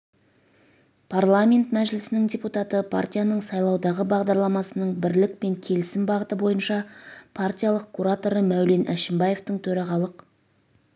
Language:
Kazakh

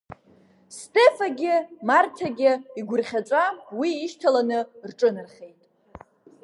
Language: Abkhazian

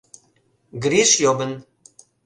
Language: Mari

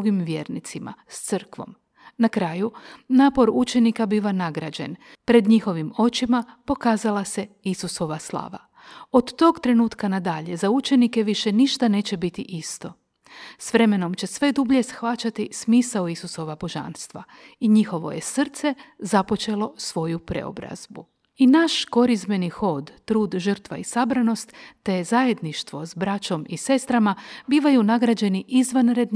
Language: Croatian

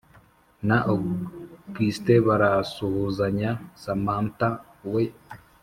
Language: Kinyarwanda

